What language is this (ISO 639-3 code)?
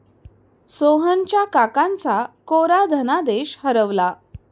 mar